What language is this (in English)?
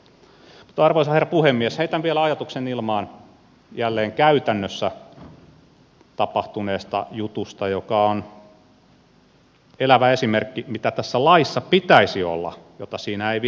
Finnish